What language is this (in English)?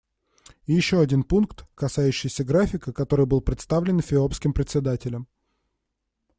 Russian